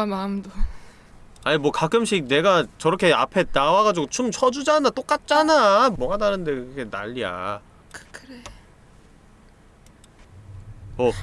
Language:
Korean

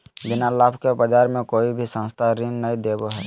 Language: Magahi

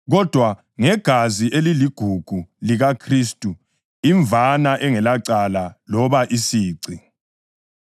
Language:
North Ndebele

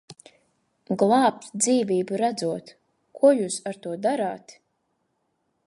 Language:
Latvian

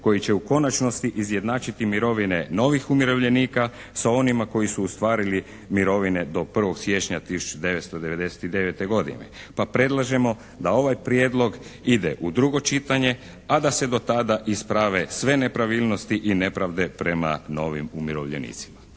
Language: Croatian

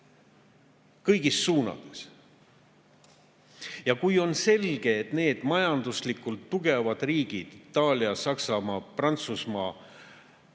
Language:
Estonian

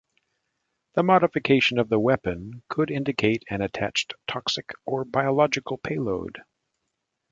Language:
English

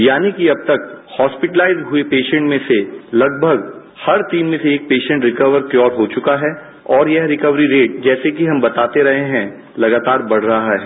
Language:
Hindi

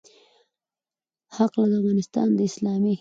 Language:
Pashto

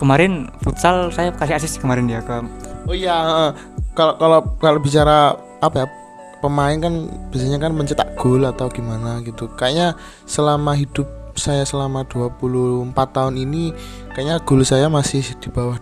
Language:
Indonesian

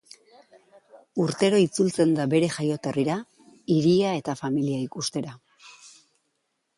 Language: Basque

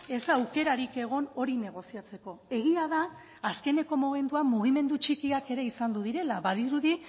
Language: Basque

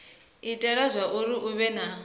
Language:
Venda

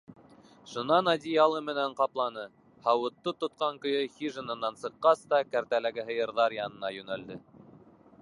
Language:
Bashkir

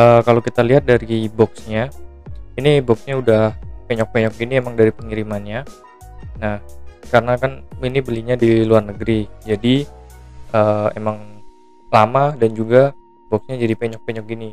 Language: Indonesian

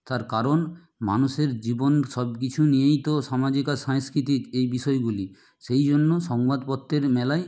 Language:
Bangla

